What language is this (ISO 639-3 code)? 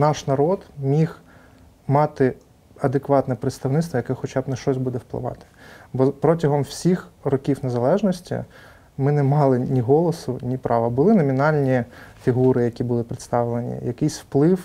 ukr